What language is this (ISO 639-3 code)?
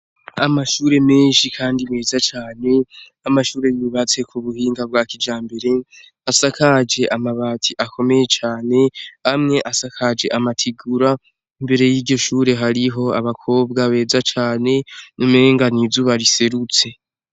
run